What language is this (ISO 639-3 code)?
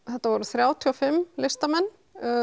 isl